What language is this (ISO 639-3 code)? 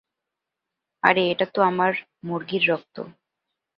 ben